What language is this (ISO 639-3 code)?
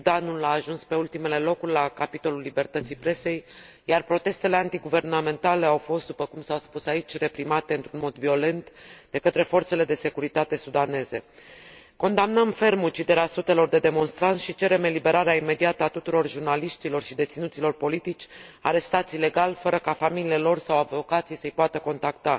ron